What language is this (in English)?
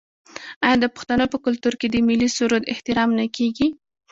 Pashto